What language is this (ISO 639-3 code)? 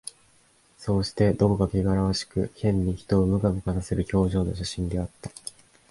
jpn